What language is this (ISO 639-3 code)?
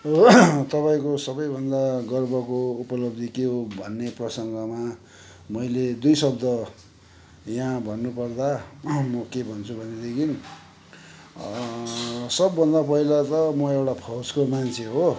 nep